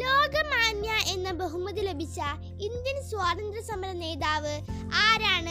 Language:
Malayalam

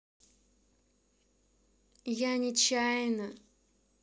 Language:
Russian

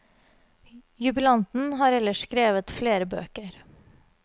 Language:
Norwegian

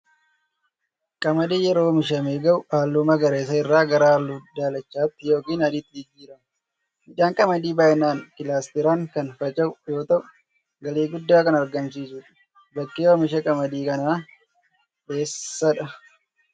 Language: Oromo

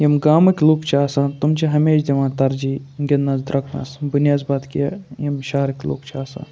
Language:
Kashmiri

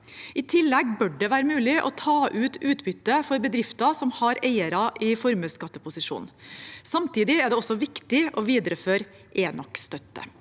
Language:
Norwegian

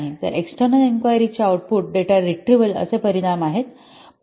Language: Marathi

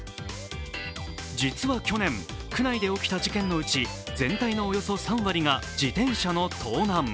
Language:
Japanese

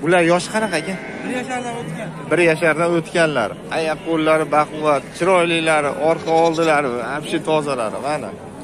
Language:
Turkish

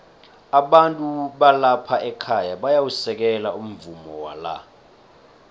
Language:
South Ndebele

